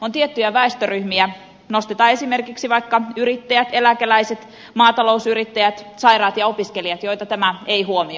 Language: Finnish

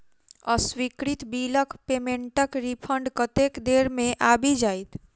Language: Maithili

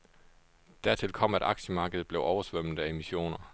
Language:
Danish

